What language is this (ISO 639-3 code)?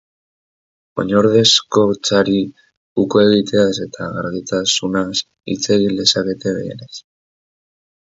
eus